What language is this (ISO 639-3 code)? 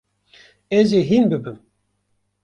kur